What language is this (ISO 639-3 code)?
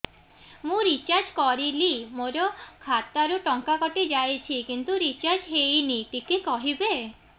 ori